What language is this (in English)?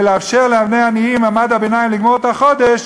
Hebrew